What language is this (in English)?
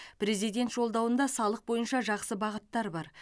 Kazakh